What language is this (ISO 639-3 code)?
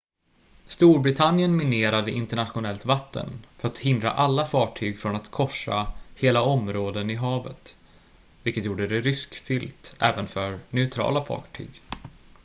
swe